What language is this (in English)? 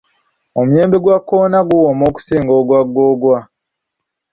Ganda